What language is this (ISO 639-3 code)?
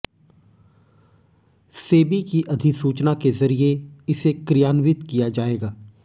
hin